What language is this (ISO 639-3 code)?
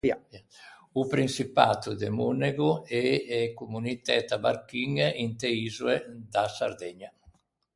lij